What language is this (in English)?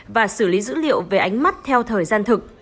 Vietnamese